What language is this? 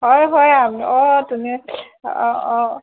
Assamese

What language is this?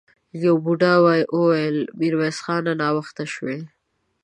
Pashto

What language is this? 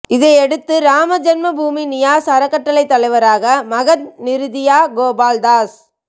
Tamil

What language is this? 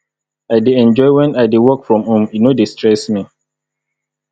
Nigerian Pidgin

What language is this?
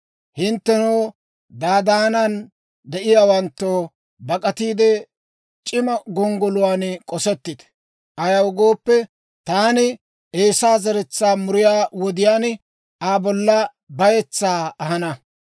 Dawro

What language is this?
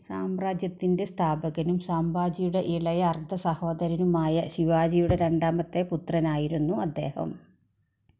Malayalam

